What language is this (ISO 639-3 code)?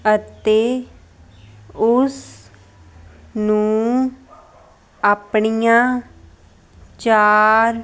pan